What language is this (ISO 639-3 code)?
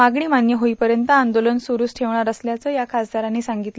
mar